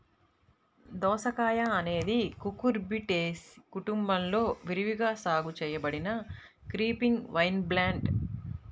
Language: Telugu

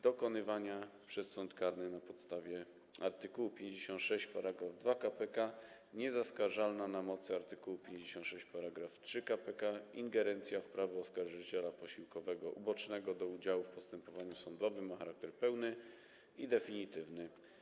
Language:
Polish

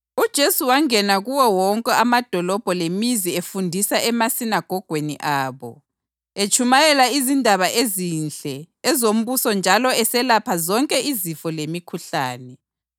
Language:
North Ndebele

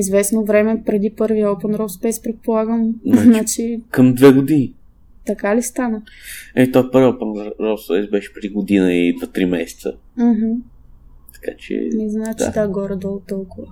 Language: Bulgarian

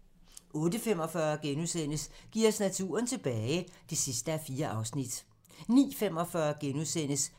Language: Danish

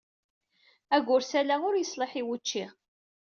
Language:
Kabyle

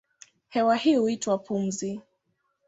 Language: Swahili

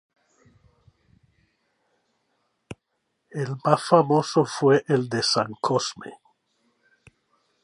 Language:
Spanish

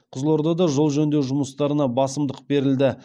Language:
Kazakh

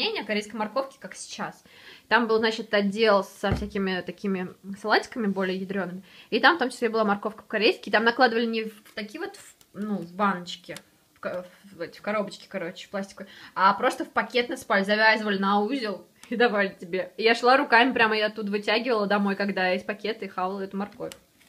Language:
Russian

